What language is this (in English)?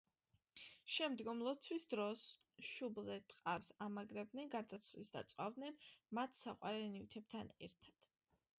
Georgian